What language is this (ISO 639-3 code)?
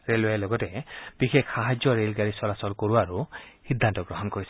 asm